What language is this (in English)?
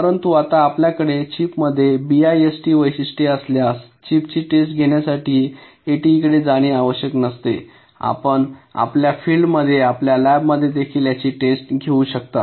Marathi